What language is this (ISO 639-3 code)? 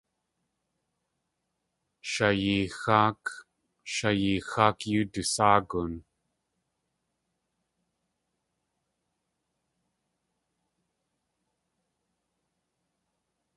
tli